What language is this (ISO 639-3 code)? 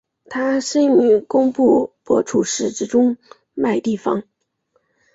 zho